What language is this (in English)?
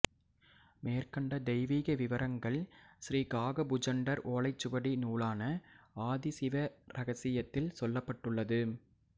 Tamil